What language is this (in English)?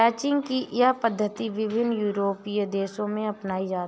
Hindi